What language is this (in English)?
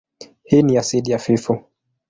Swahili